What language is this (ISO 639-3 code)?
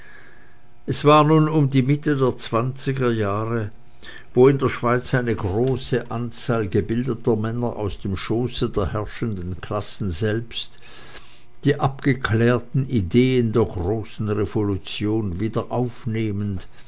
deu